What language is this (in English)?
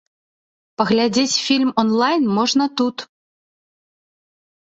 Belarusian